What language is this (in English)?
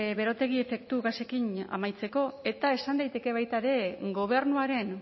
Basque